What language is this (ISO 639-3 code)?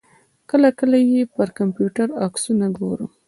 pus